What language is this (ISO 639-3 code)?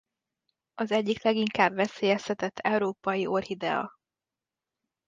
hun